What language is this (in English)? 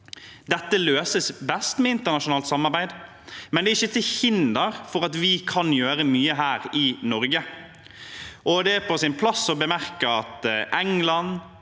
Norwegian